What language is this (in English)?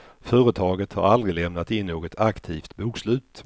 Swedish